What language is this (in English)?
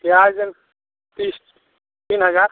Maithili